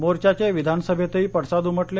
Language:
Marathi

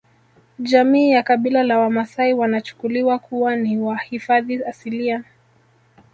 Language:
Swahili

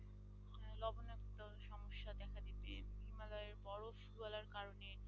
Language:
Bangla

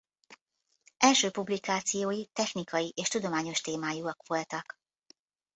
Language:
Hungarian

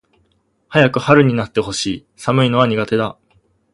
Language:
Japanese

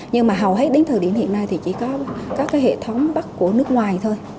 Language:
Vietnamese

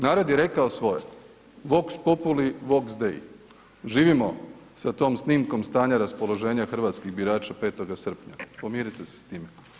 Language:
Croatian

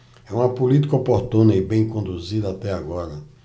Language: Portuguese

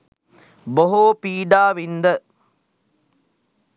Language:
Sinhala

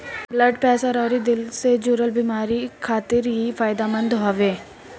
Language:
Bhojpuri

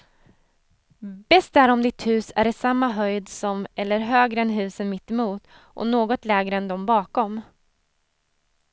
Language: Swedish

